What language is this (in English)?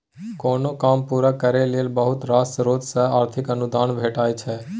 Maithili